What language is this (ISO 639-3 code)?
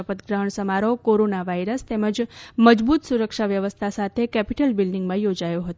guj